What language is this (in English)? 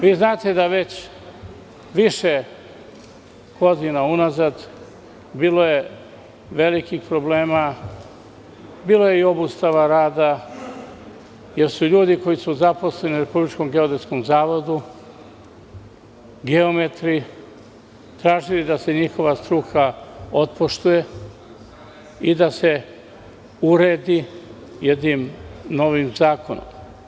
Serbian